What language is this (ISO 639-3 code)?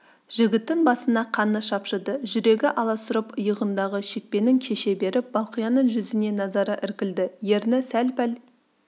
kaz